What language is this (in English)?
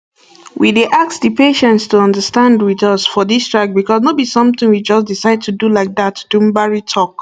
Nigerian Pidgin